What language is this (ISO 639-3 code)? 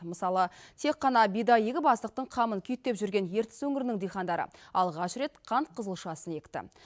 kaz